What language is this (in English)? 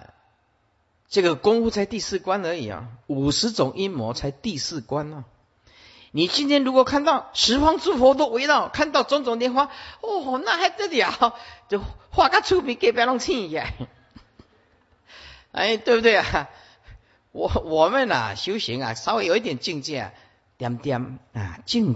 Chinese